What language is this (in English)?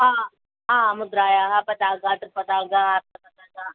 Sanskrit